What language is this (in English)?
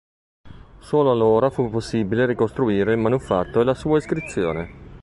Italian